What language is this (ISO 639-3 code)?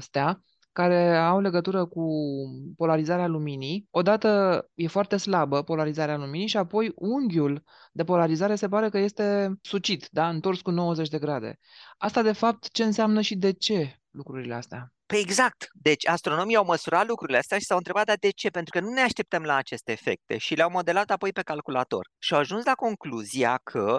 ron